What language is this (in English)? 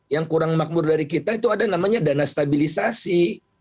Indonesian